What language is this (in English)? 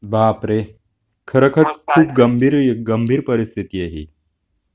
Marathi